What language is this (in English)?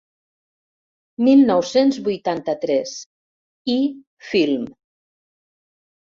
Catalan